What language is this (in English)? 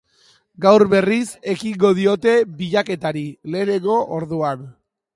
Basque